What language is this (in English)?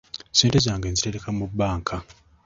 Ganda